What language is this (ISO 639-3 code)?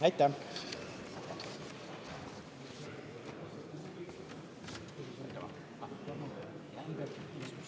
est